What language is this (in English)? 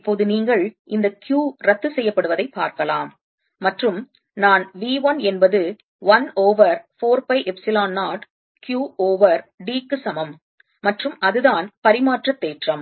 Tamil